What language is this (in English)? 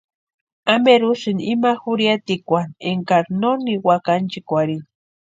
Western Highland Purepecha